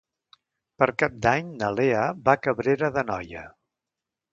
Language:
Catalan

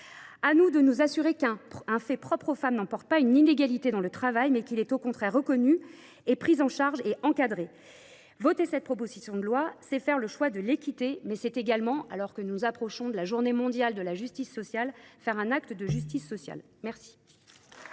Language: French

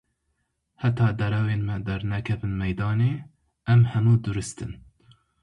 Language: Kurdish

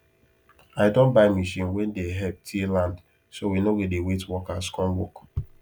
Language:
Nigerian Pidgin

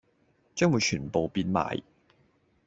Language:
Cantonese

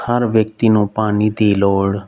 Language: Punjabi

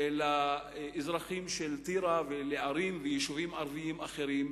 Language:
Hebrew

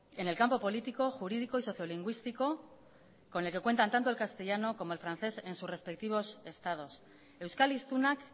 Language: Spanish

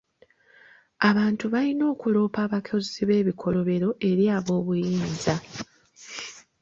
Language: Ganda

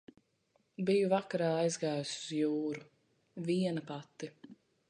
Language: Latvian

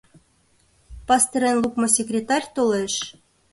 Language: Mari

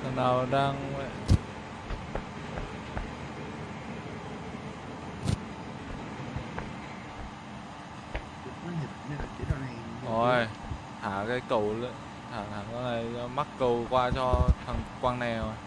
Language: Vietnamese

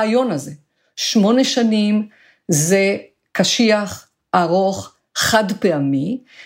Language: Hebrew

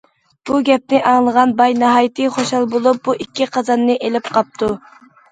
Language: Uyghur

